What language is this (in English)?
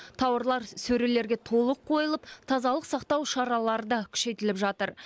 Kazakh